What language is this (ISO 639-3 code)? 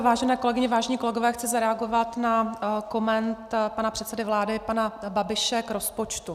ces